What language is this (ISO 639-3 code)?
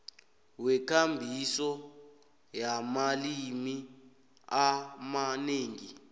nbl